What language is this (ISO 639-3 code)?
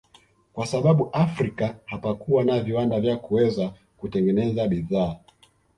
swa